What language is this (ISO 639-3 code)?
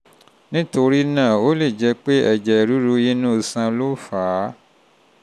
yor